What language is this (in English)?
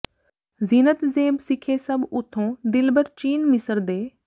Punjabi